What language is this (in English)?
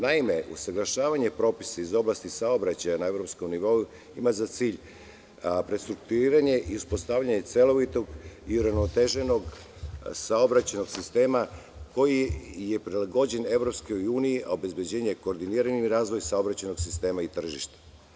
Serbian